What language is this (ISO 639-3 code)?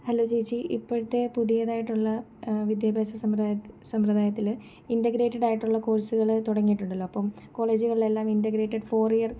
mal